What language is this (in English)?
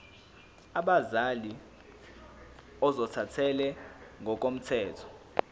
Zulu